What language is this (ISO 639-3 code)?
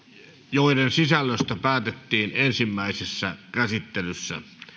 fin